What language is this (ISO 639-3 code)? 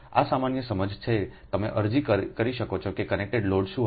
guj